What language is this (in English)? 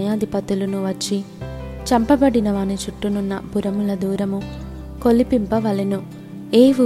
Telugu